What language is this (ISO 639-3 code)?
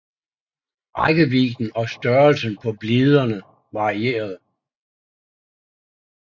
dan